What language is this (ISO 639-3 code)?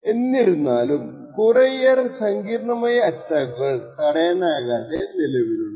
mal